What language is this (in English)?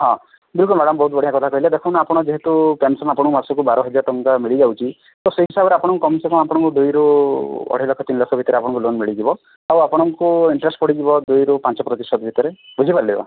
Odia